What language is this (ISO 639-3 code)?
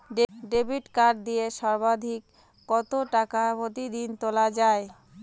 ben